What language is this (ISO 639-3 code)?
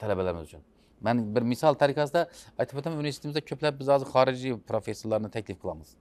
tur